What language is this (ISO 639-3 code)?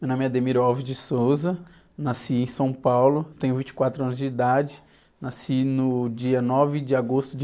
por